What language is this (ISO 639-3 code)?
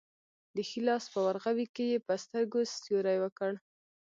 pus